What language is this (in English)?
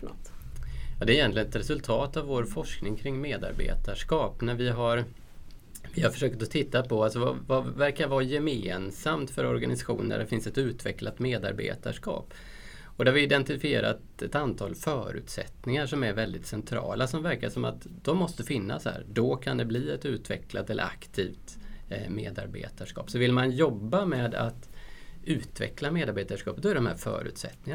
Swedish